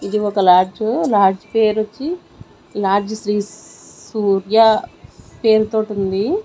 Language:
Telugu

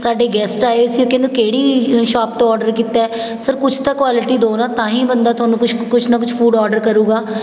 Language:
Punjabi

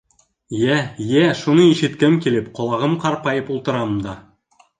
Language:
Bashkir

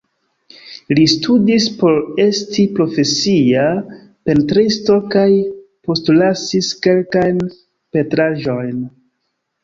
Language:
Esperanto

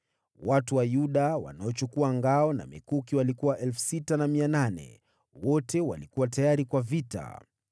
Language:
Swahili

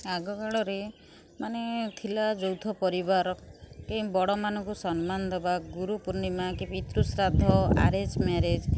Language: Odia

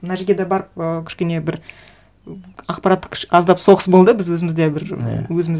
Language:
Kazakh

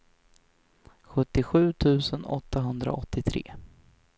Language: Swedish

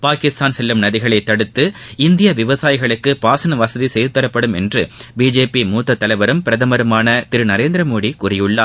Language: Tamil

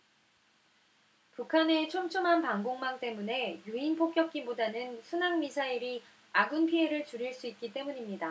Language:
Korean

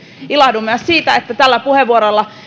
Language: Finnish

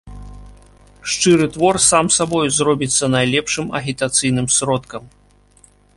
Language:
Belarusian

